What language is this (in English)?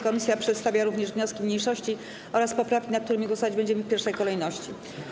Polish